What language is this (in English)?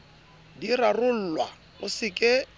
Southern Sotho